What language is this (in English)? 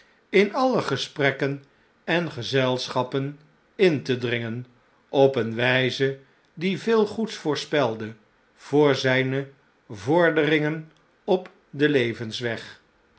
Dutch